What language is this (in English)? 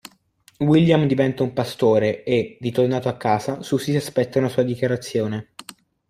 Italian